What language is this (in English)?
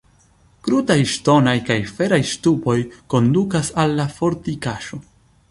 Esperanto